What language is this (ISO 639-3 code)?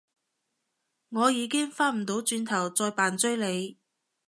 yue